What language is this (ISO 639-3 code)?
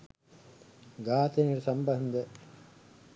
sin